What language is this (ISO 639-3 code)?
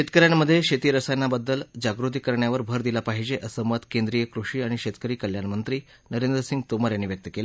mar